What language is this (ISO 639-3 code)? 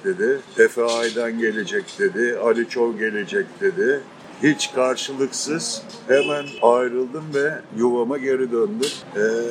tur